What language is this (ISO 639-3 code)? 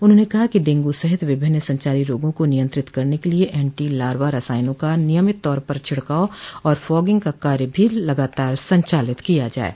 hin